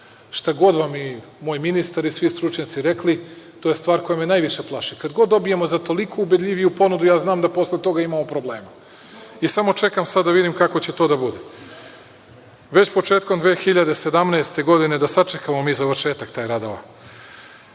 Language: Serbian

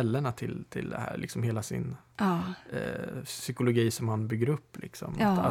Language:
Swedish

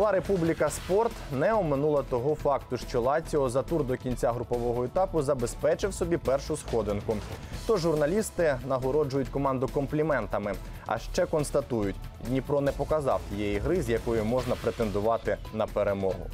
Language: Ukrainian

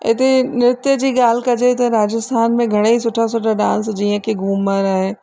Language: Sindhi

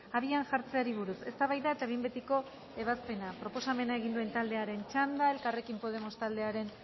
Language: Basque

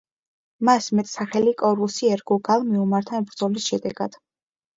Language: Georgian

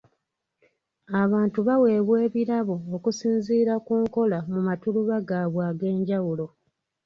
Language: Ganda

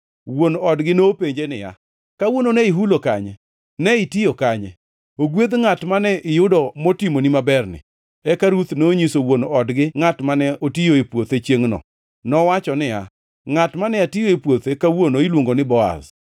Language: Luo (Kenya and Tanzania)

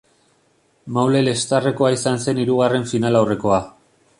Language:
Basque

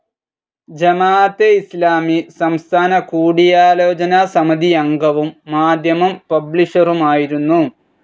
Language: Malayalam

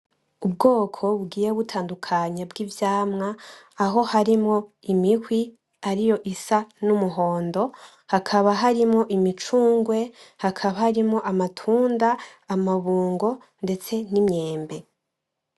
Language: Rundi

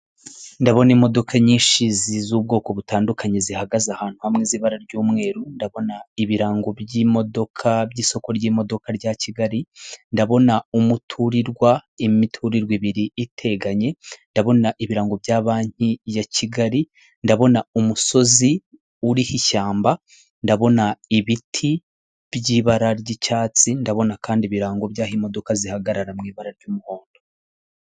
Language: Kinyarwanda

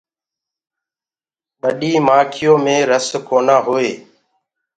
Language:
Gurgula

